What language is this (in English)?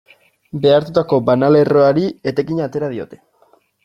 Basque